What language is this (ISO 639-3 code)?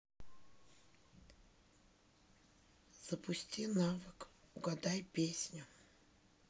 rus